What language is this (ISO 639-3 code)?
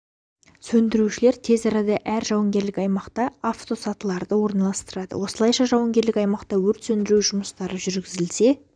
kaz